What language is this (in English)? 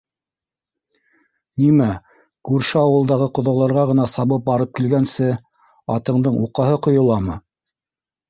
Bashkir